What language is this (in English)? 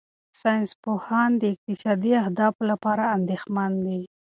Pashto